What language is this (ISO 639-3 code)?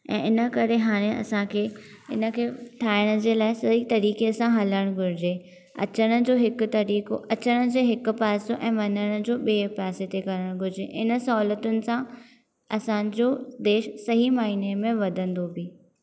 snd